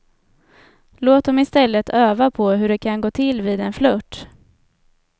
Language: Swedish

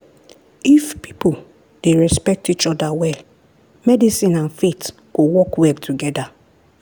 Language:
Nigerian Pidgin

